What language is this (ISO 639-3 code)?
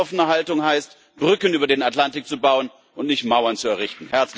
deu